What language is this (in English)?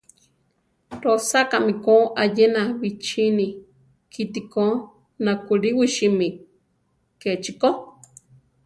Central Tarahumara